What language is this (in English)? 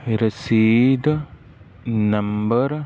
Punjabi